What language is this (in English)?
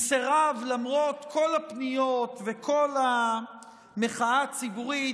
Hebrew